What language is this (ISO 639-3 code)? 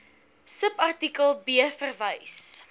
afr